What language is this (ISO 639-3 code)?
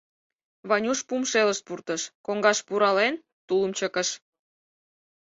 chm